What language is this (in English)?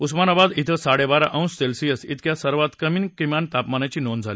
Marathi